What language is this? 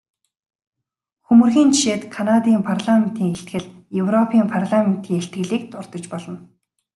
Mongolian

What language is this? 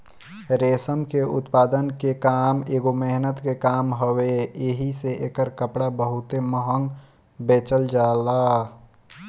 Bhojpuri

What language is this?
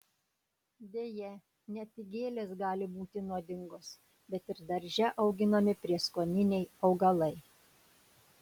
Lithuanian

